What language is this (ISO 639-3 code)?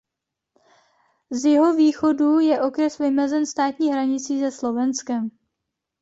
ces